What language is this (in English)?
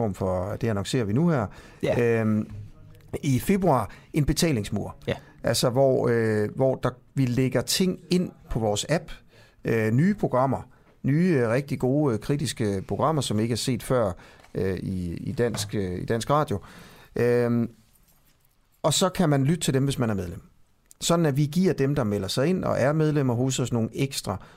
Danish